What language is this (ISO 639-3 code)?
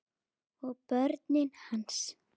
isl